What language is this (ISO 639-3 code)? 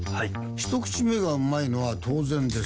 jpn